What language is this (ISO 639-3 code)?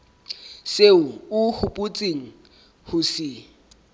sot